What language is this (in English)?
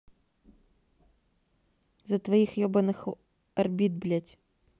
Russian